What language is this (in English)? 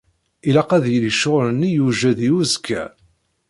Kabyle